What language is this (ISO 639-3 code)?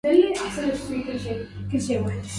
ara